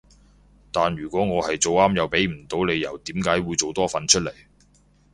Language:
Cantonese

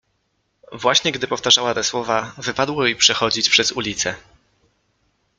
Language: Polish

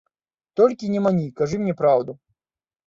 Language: Belarusian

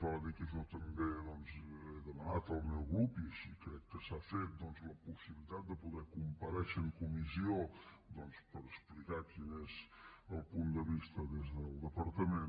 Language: Catalan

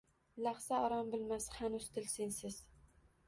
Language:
Uzbek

